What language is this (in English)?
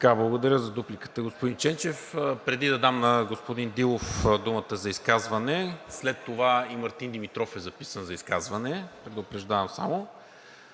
Bulgarian